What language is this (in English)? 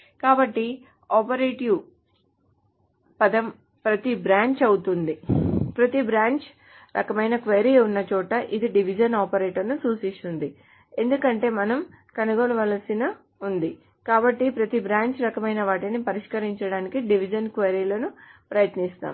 Telugu